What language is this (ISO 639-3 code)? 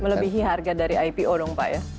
ind